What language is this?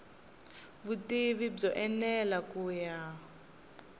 Tsonga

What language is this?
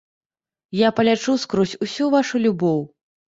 Belarusian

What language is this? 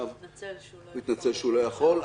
Hebrew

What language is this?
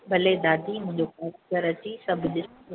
Sindhi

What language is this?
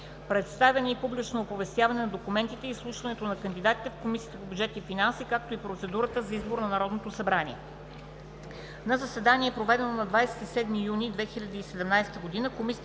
Bulgarian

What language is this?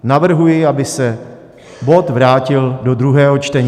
Czech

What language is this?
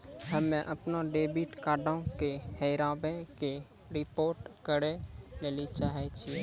Maithili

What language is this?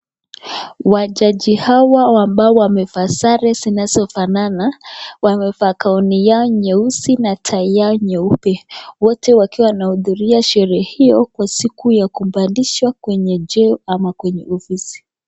Swahili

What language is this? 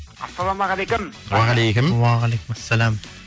Kazakh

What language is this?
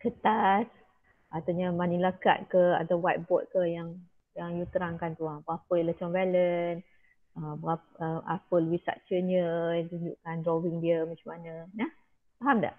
Malay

